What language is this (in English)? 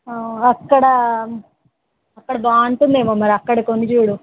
Telugu